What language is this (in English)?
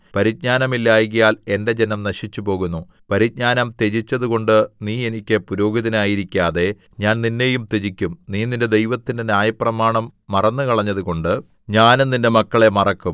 Malayalam